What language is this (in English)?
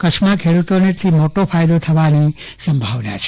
Gujarati